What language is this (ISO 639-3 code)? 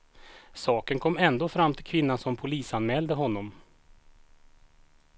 swe